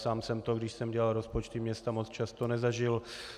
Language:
Czech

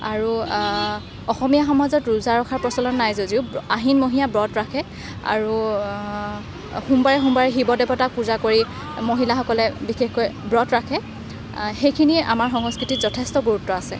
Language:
Assamese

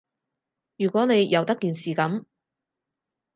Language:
Cantonese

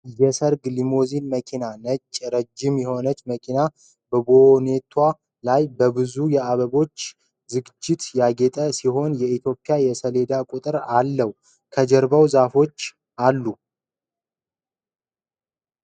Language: Amharic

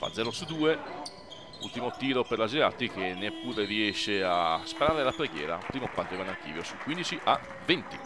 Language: Italian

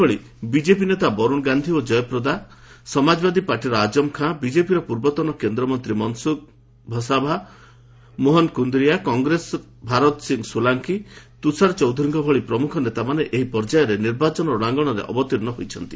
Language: Odia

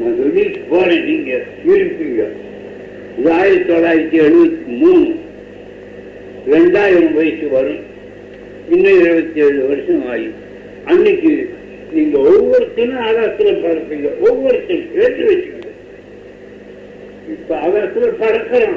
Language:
Tamil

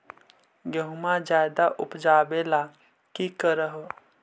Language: Magahi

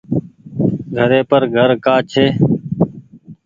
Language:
Goaria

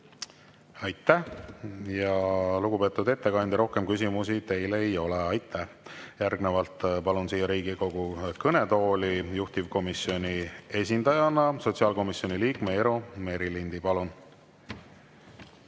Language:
Estonian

